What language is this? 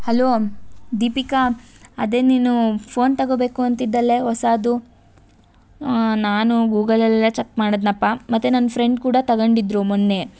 Kannada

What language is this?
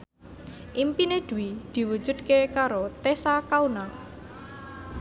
Javanese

